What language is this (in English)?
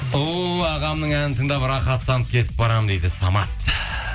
Kazakh